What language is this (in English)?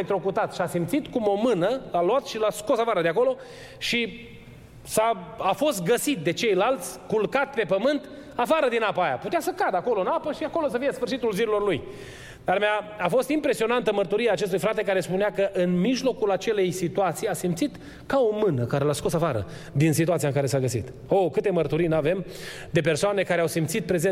Romanian